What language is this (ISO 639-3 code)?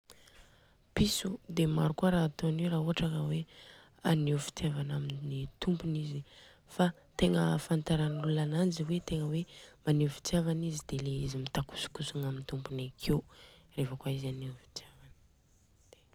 bzc